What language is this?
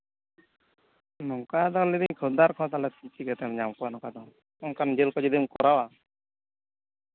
Santali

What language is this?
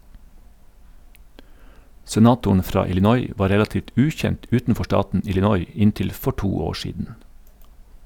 Norwegian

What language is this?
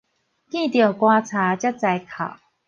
Min Nan Chinese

